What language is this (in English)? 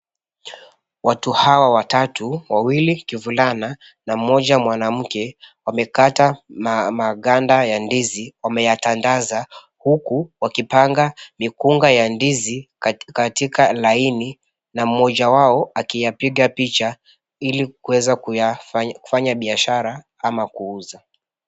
Swahili